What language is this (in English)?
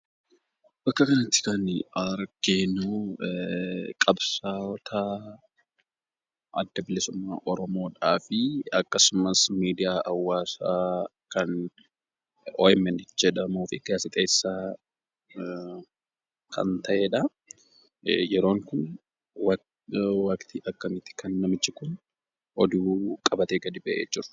Oromo